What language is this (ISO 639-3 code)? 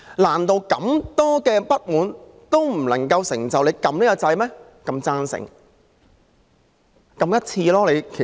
yue